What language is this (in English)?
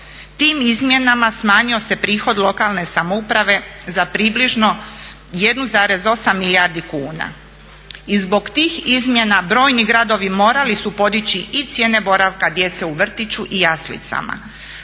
Croatian